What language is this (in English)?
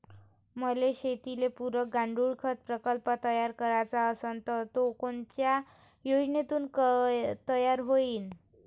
Marathi